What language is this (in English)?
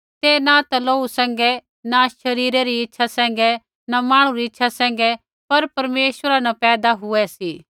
Kullu Pahari